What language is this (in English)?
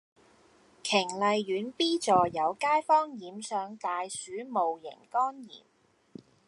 Cantonese